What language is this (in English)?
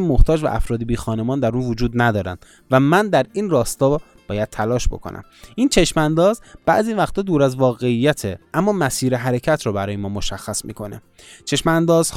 Persian